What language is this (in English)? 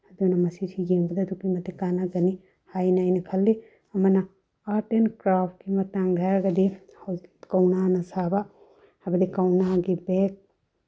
Manipuri